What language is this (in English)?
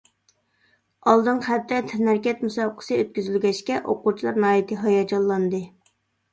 Uyghur